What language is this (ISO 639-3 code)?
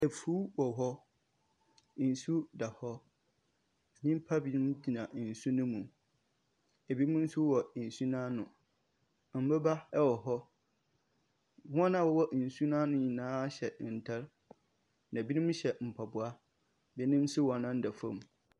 aka